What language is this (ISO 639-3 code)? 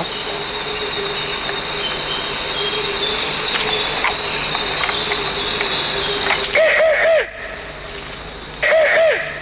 fra